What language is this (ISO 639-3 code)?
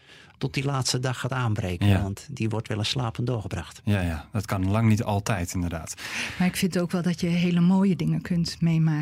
nld